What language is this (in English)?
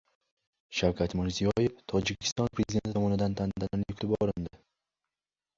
Uzbek